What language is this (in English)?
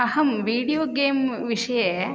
Sanskrit